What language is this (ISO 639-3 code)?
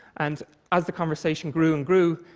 eng